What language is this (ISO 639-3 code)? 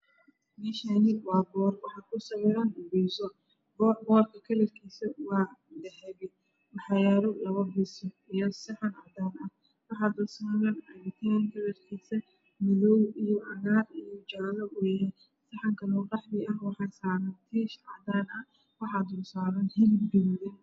som